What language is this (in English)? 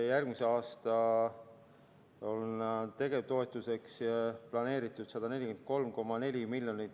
Estonian